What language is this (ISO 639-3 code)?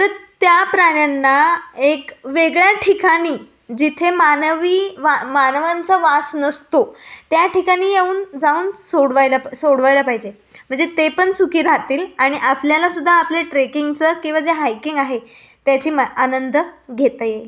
mar